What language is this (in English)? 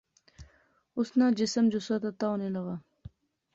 Pahari-Potwari